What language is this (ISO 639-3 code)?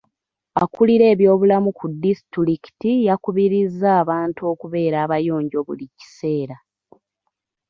lug